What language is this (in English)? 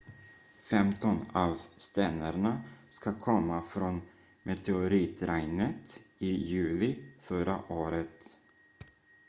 Swedish